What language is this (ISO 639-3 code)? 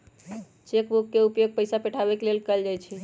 mag